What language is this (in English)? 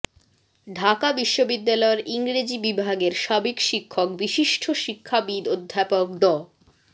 Bangla